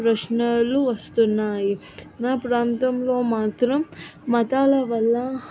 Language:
Telugu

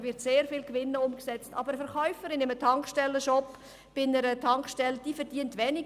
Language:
Swiss German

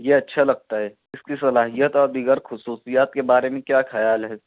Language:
Urdu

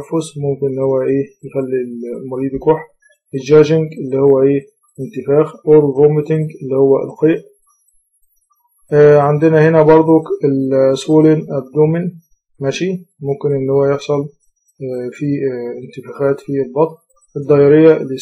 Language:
Arabic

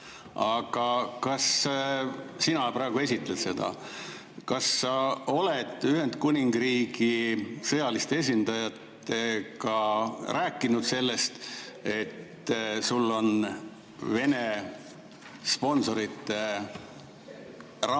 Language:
Estonian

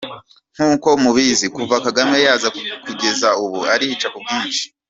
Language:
Kinyarwanda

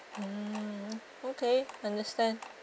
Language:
English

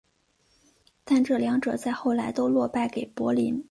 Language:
Chinese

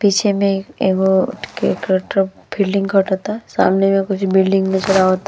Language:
Bhojpuri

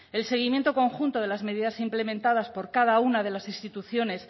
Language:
Spanish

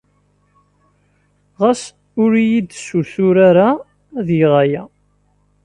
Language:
Kabyle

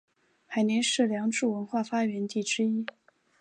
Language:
Chinese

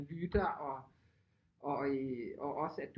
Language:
Danish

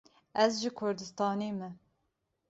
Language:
Kurdish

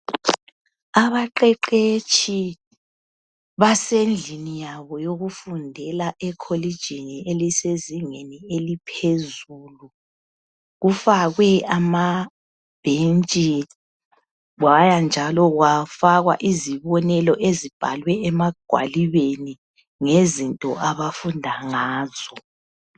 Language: North Ndebele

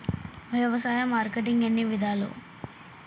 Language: Telugu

